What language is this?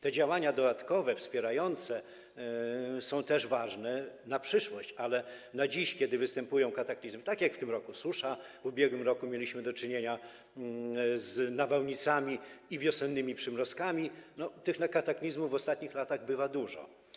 Polish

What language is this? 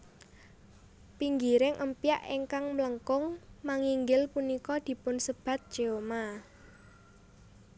Javanese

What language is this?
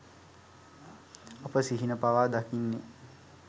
Sinhala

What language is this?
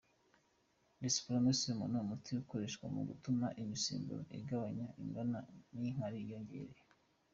Kinyarwanda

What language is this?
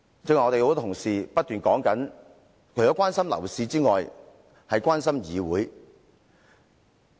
Cantonese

